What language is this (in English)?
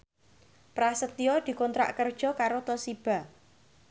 Javanese